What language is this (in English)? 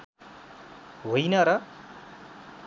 Nepali